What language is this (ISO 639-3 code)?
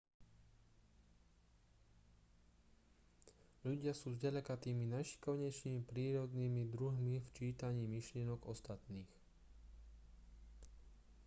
slk